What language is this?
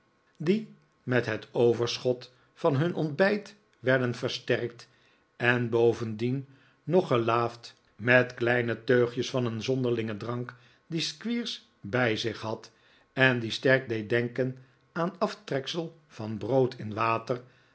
Dutch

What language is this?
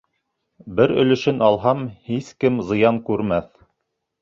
Bashkir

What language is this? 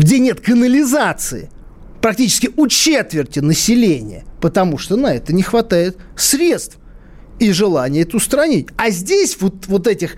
Russian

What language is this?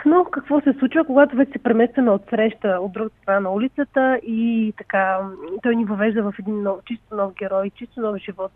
Bulgarian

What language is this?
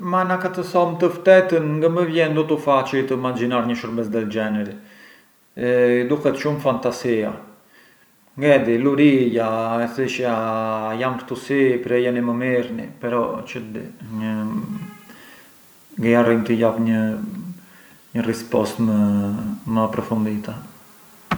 Arbëreshë Albanian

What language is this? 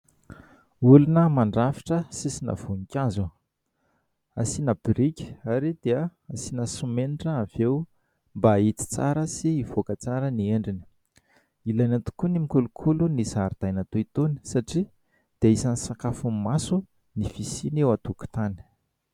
Malagasy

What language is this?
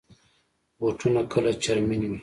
Pashto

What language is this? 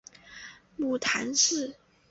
Chinese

